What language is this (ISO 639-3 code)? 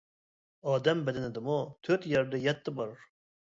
uig